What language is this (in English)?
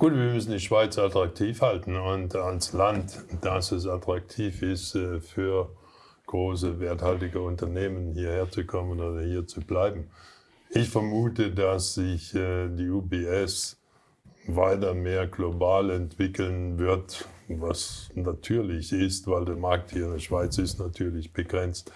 German